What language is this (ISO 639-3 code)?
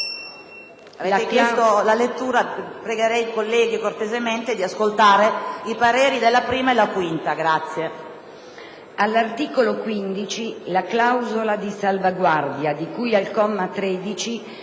ita